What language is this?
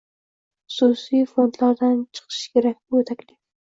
Uzbek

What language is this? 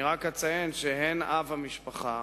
Hebrew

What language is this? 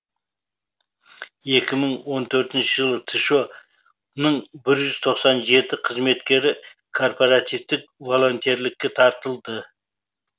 Kazakh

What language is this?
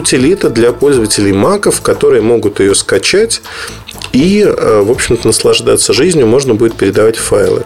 Russian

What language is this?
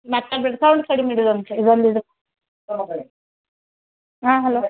Kannada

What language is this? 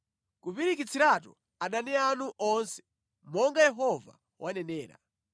Nyanja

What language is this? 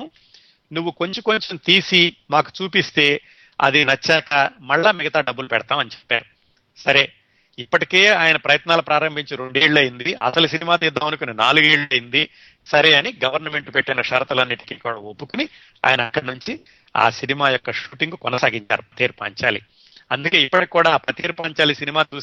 Telugu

